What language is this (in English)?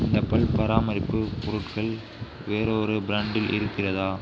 Tamil